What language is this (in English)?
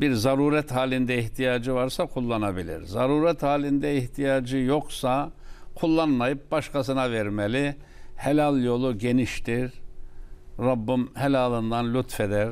Turkish